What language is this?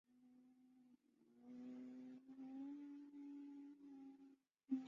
Chinese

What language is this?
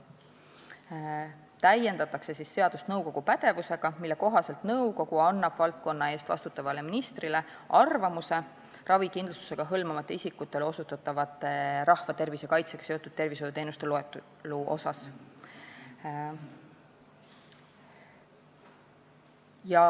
Estonian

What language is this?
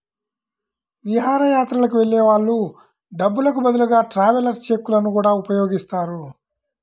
Telugu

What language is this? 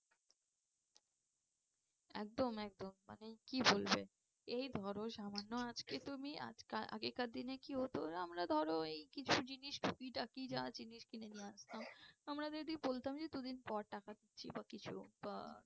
Bangla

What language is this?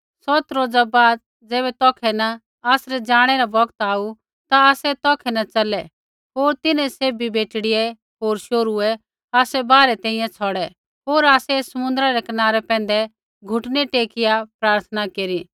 Kullu Pahari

